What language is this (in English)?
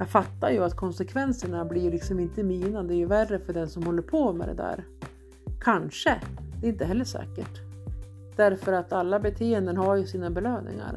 Swedish